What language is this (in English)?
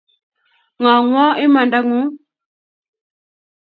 Kalenjin